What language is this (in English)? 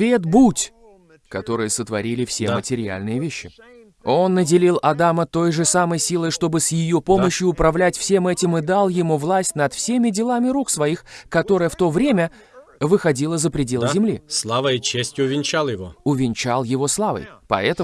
Russian